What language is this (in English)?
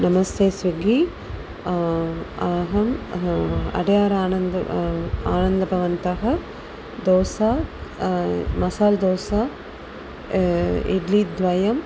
Sanskrit